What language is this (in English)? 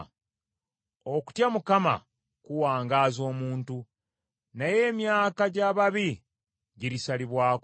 Ganda